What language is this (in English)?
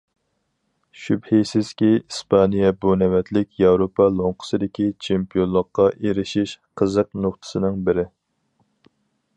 Uyghur